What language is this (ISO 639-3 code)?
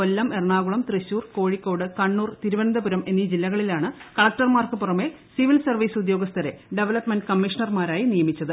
mal